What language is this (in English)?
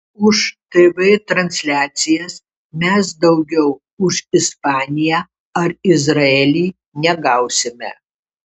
Lithuanian